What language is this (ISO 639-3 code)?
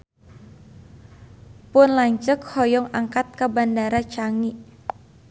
sun